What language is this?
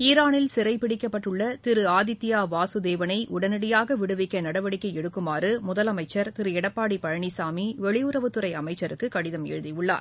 Tamil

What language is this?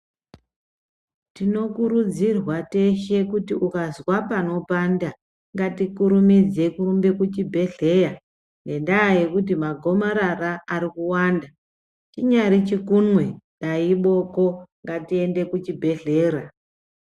Ndau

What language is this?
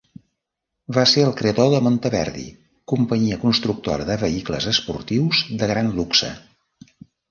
Catalan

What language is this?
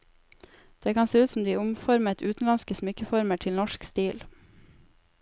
Norwegian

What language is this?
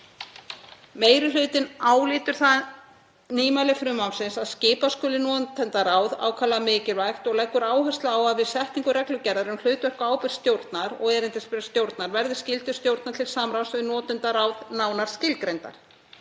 Icelandic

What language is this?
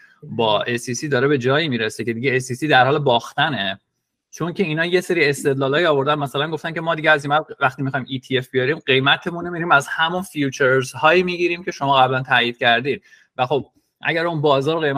Persian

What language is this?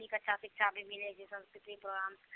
Maithili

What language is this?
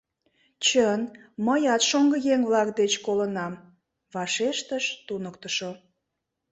Mari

